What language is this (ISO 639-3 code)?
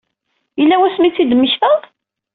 kab